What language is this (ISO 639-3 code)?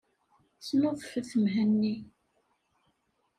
kab